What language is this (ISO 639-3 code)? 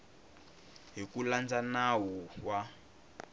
tso